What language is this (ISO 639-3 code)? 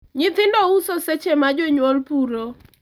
luo